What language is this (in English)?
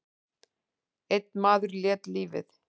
Icelandic